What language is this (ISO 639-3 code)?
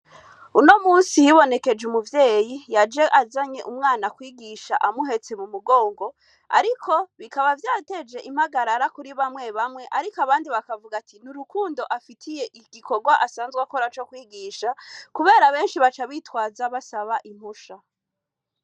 run